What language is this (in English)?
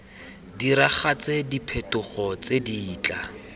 Tswana